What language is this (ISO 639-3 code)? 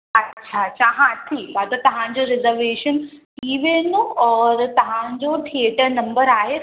snd